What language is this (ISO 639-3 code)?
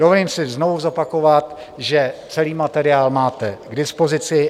ces